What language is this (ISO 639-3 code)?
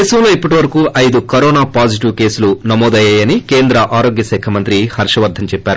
tel